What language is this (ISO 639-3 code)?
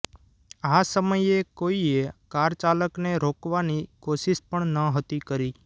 guj